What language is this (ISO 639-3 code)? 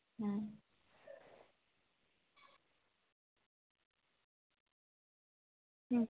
sat